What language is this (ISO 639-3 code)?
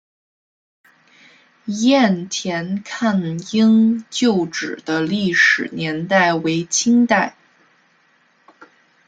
zho